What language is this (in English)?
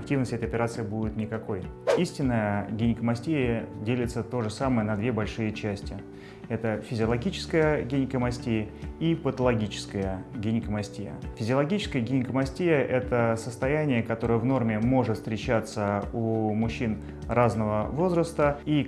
Russian